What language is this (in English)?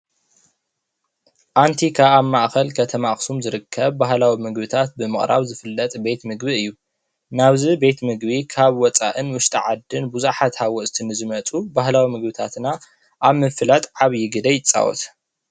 Tigrinya